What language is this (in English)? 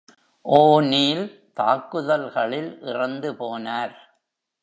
Tamil